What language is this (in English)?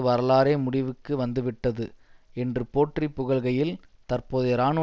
Tamil